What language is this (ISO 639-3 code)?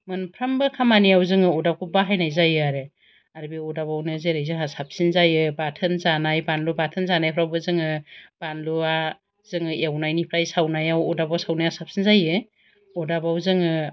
brx